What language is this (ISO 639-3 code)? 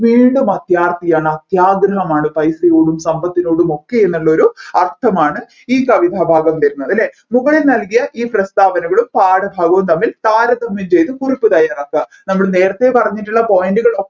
mal